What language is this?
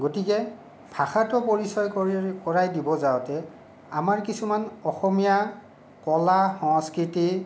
Assamese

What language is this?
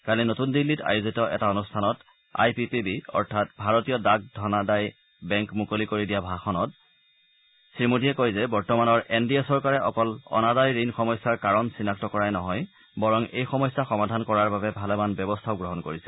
Assamese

